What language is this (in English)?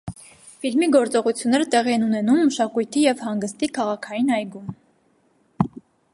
Armenian